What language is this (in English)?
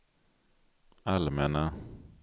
Swedish